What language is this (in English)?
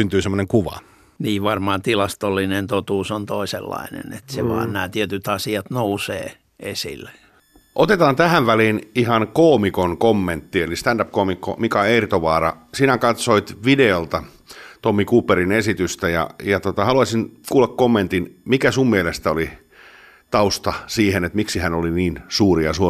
Finnish